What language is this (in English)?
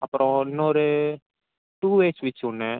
Tamil